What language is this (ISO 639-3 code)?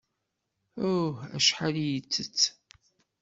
kab